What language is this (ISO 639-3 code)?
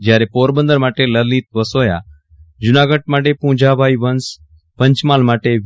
guj